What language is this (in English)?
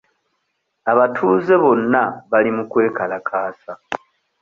Ganda